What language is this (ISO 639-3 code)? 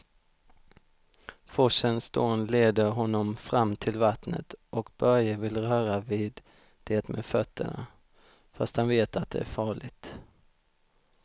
swe